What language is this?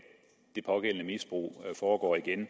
Danish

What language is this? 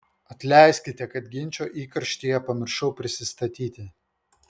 Lithuanian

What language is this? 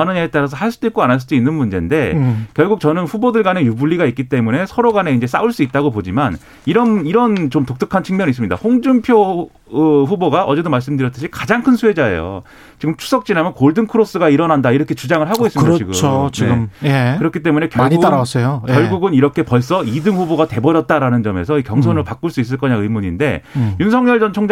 Korean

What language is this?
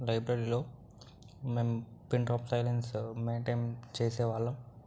Telugu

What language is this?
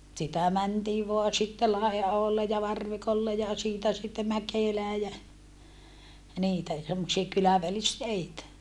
Finnish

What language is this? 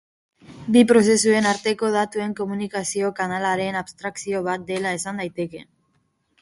Basque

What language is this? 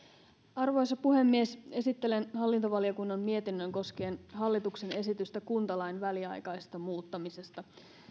Finnish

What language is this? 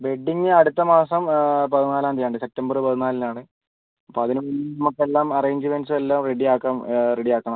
Malayalam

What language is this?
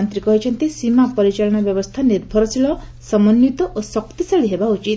Odia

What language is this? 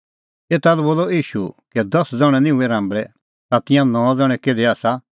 Kullu Pahari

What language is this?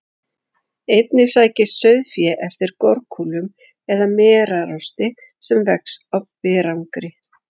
Icelandic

